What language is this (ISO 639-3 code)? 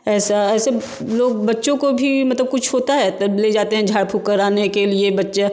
hin